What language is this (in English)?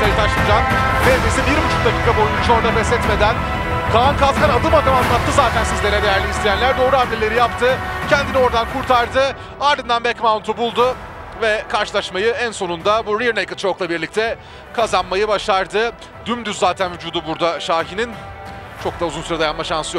Turkish